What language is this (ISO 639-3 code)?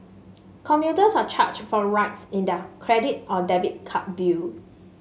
eng